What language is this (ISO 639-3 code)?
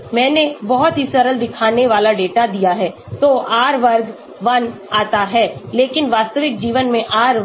hin